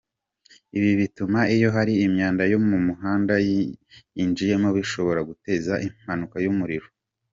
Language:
Kinyarwanda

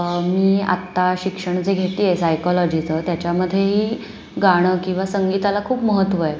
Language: Marathi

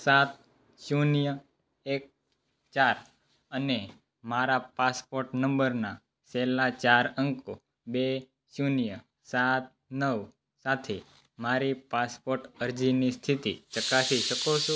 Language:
Gujarati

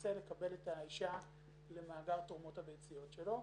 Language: Hebrew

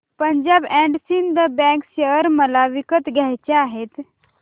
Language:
Marathi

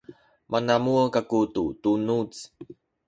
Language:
Sakizaya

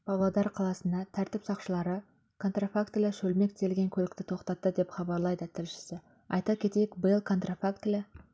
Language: Kazakh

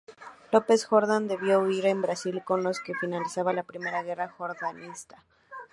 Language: Spanish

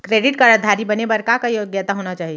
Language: Chhattisgarhi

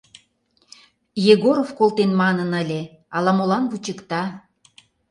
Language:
Mari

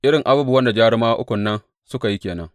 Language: Hausa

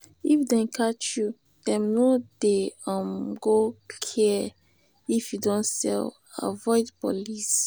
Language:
Nigerian Pidgin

